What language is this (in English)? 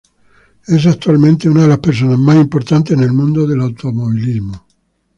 Spanish